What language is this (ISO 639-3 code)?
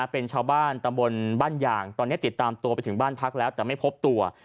tha